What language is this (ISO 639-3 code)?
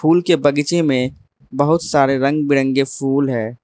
hin